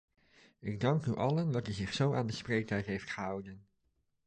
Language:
Dutch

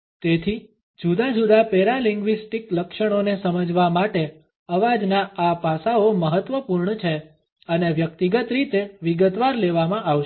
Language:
Gujarati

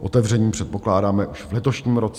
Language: Czech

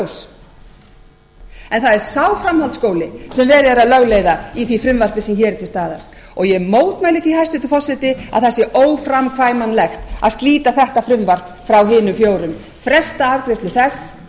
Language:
Icelandic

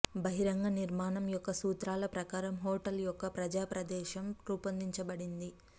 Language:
Telugu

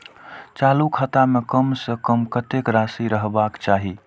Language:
Maithili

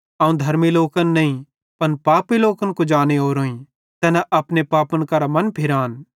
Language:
Bhadrawahi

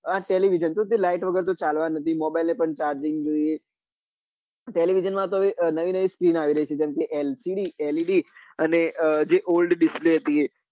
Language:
Gujarati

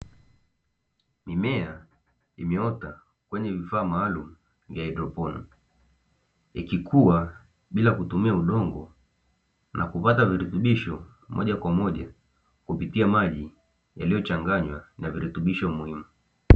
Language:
Swahili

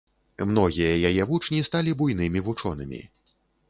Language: Belarusian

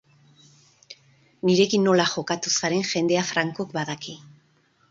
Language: Basque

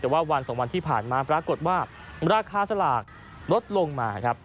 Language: Thai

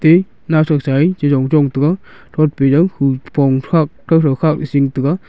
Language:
Wancho Naga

